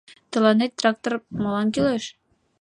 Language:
Mari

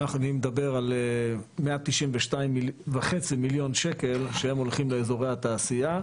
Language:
Hebrew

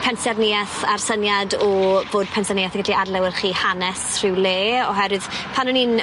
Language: Welsh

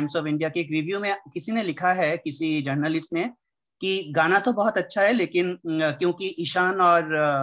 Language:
Hindi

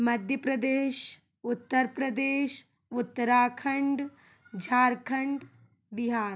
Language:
Hindi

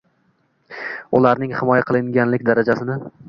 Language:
Uzbek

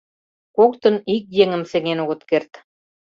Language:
Mari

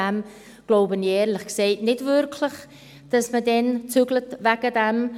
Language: Swiss German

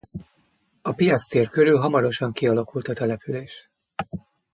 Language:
Hungarian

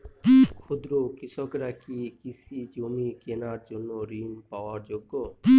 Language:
Bangla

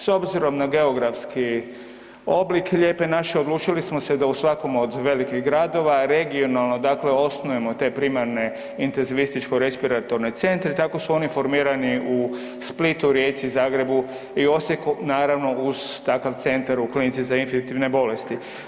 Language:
Croatian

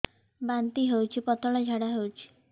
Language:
Odia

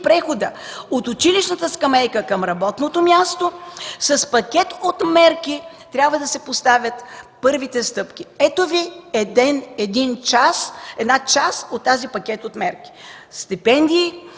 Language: Bulgarian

